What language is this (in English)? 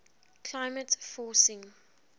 English